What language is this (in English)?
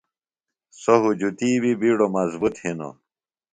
Phalura